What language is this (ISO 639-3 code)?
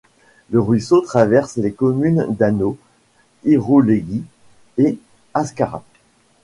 fra